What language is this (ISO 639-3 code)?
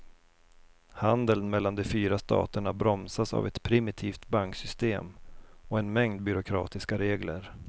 swe